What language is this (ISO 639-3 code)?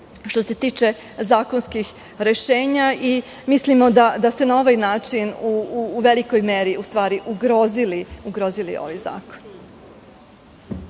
srp